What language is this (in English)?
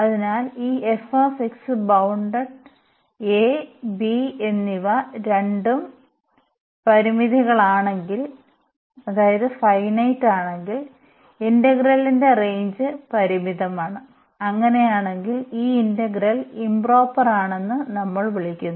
Malayalam